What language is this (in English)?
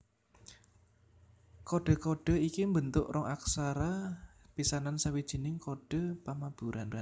Javanese